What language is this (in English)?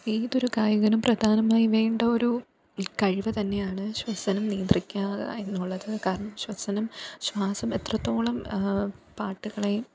Malayalam